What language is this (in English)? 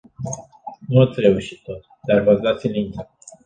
Romanian